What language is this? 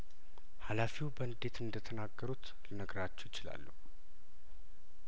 Amharic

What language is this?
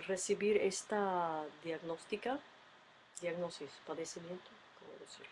Spanish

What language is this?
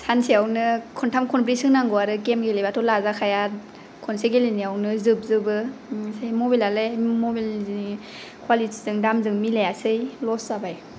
Bodo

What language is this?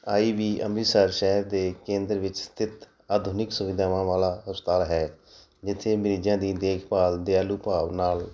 Punjabi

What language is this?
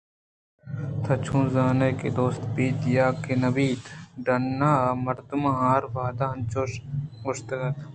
Eastern Balochi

